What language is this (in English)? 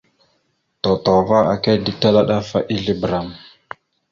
Mada (Cameroon)